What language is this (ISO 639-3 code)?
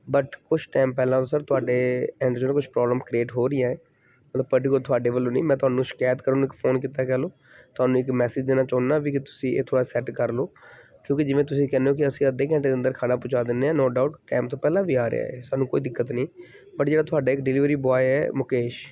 pan